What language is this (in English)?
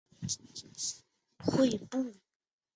Chinese